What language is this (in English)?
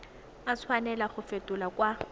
Tswana